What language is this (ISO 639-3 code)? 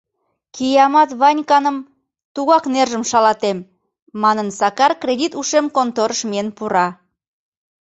chm